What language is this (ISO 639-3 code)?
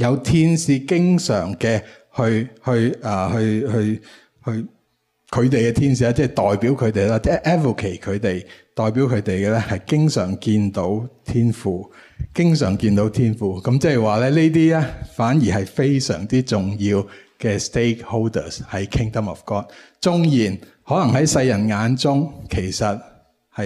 zho